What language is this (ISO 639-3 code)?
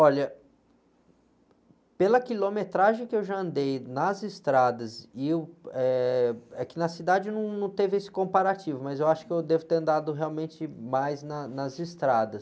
por